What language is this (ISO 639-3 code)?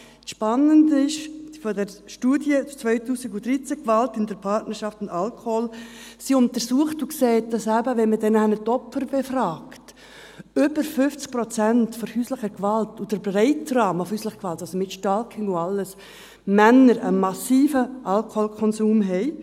gsw